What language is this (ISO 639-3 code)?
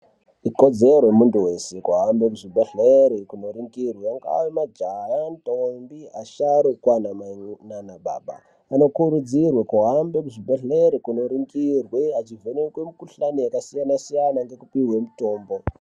ndc